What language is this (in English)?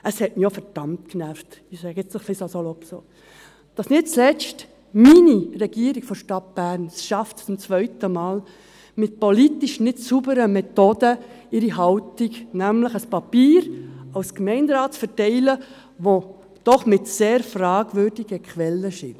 Swiss German